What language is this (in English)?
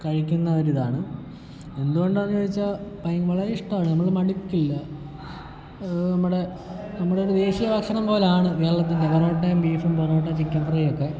Malayalam